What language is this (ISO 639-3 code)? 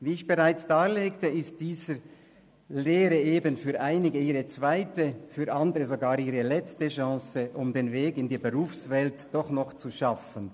gsw